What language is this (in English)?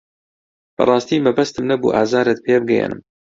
Central Kurdish